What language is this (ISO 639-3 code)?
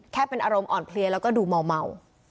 tha